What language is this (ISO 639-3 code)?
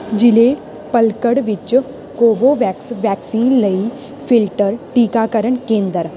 pan